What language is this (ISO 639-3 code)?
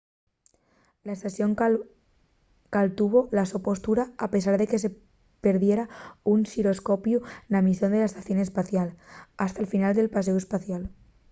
ast